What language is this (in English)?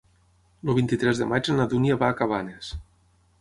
Catalan